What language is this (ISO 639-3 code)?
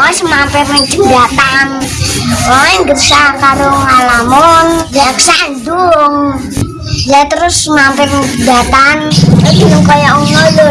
ind